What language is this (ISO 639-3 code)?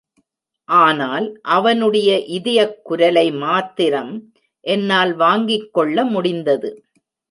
tam